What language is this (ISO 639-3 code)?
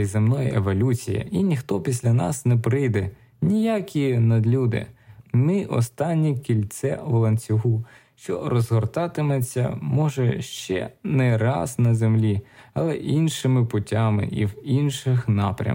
ukr